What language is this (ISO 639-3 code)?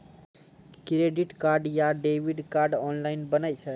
mai